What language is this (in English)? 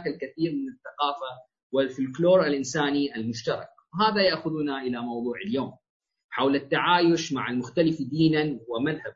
Arabic